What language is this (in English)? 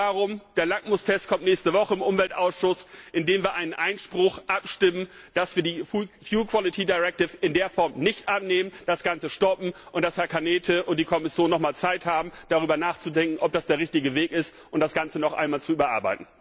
German